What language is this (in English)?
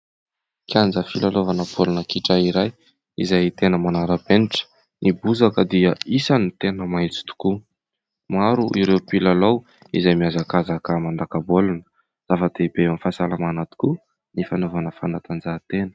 Malagasy